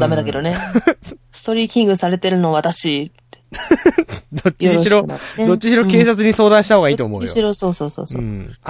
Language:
Japanese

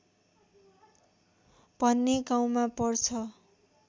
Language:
Nepali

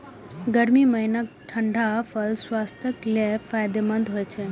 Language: Maithili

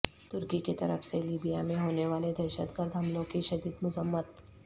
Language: Urdu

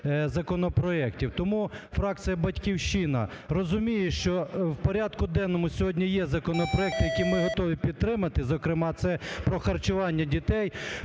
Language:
Ukrainian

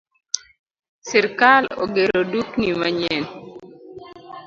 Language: Luo (Kenya and Tanzania)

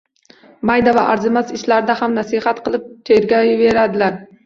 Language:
Uzbek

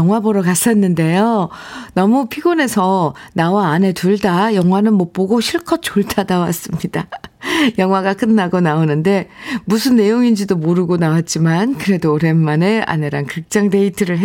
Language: Korean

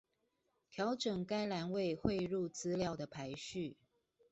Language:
Chinese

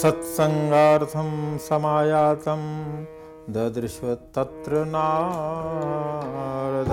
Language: Hindi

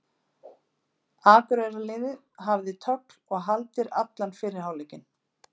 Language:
Icelandic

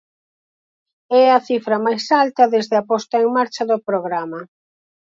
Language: Galician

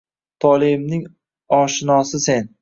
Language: Uzbek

